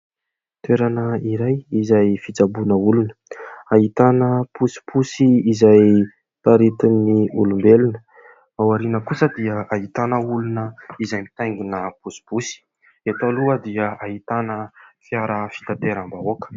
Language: Malagasy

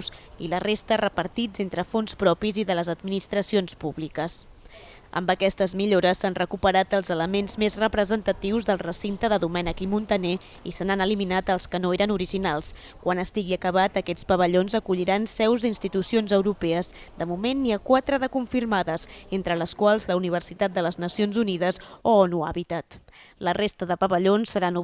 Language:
Catalan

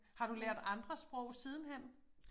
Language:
Danish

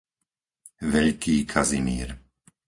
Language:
Slovak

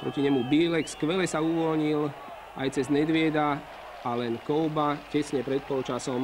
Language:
Slovak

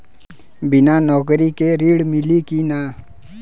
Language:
Bhojpuri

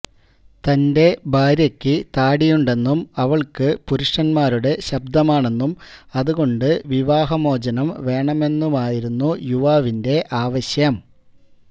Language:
Malayalam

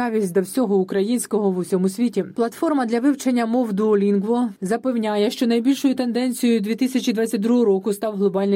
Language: Ukrainian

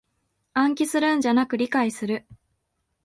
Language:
Japanese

